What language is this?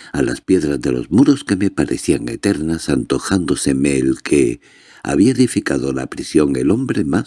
Spanish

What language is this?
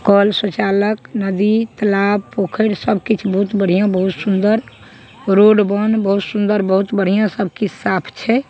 Maithili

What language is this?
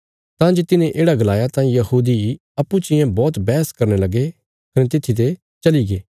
Bilaspuri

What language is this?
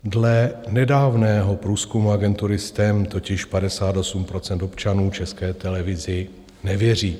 Czech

